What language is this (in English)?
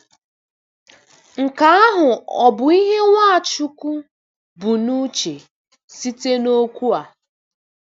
Igbo